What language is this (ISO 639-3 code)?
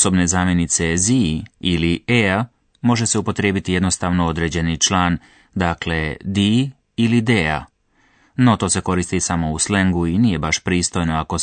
hrv